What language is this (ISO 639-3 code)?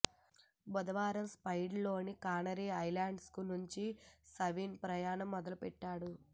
tel